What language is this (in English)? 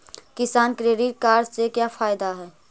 Magahi